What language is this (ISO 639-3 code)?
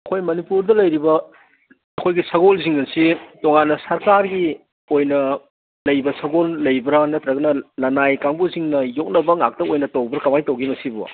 mni